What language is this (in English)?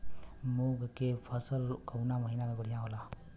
Bhojpuri